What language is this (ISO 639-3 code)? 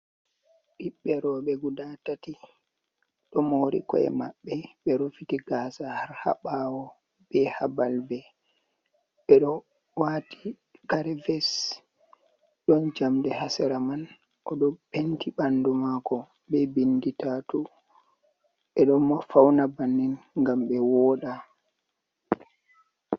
ful